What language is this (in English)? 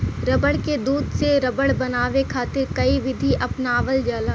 Bhojpuri